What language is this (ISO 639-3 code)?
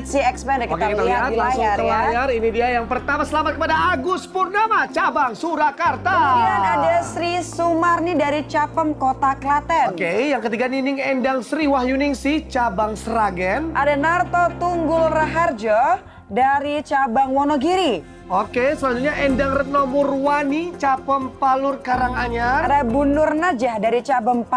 ind